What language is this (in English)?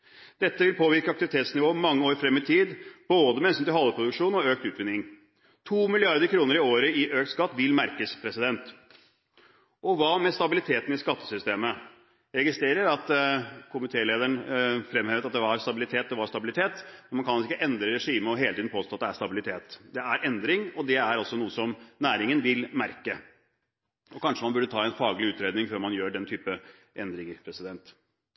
Norwegian Bokmål